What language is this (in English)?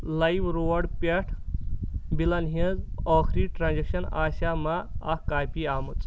Kashmiri